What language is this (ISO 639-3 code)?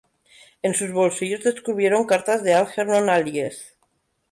spa